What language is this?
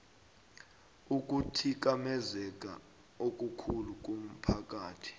South Ndebele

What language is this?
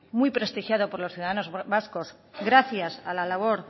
Spanish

